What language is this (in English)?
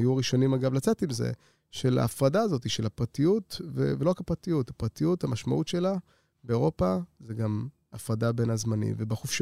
Hebrew